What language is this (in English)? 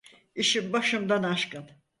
Turkish